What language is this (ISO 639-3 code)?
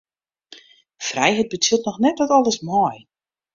fry